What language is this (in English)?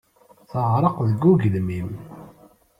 Kabyle